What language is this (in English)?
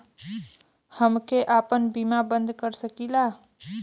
Bhojpuri